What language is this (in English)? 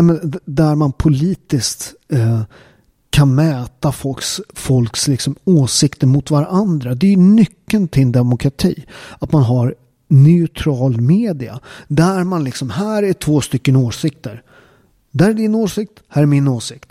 Swedish